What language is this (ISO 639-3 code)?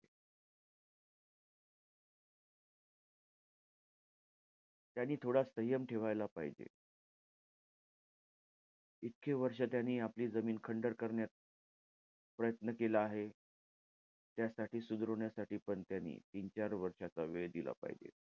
mar